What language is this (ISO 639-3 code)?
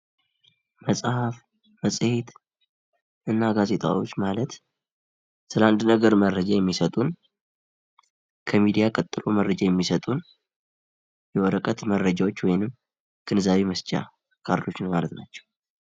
amh